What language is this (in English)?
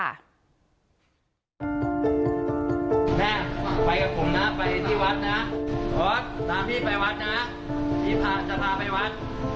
Thai